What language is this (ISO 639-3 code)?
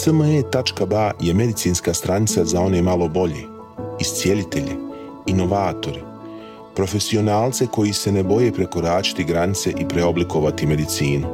hrv